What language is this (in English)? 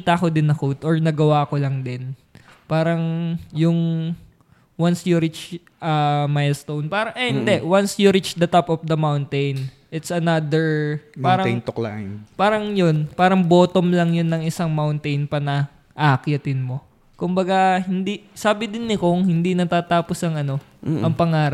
Filipino